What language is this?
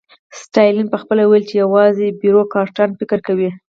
Pashto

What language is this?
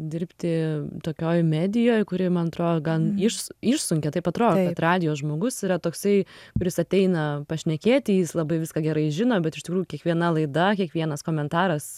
Lithuanian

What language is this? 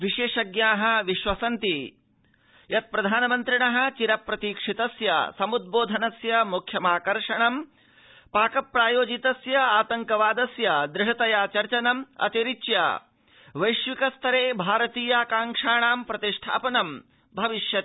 Sanskrit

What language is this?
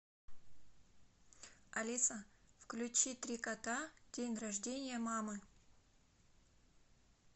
Russian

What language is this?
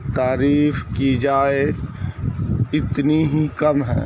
Urdu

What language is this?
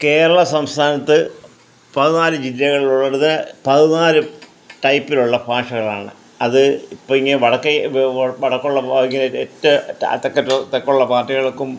Malayalam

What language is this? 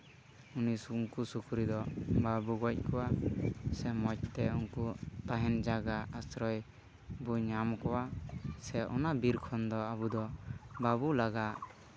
Santali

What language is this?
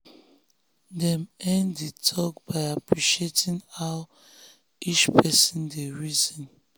Nigerian Pidgin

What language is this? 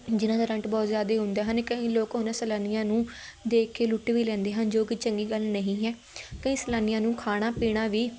Punjabi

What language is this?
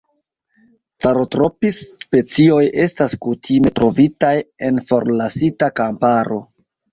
Esperanto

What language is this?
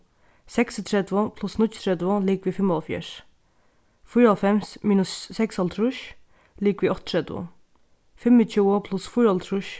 Faroese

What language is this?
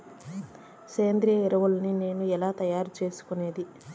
Telugu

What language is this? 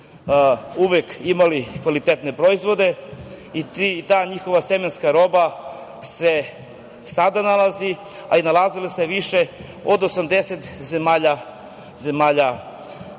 Serbian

